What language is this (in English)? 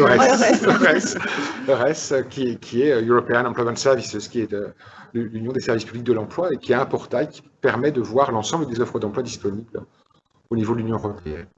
French